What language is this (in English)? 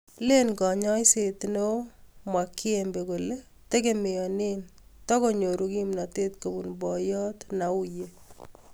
Kalenjin